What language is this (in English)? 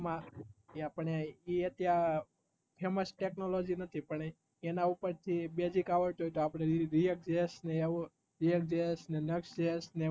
Gujarati